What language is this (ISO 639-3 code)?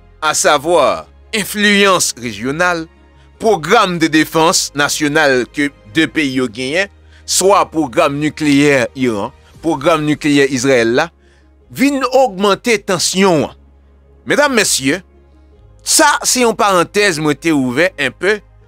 fra